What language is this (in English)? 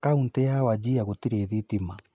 Kikuyu